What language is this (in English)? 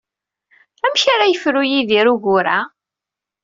Kabyle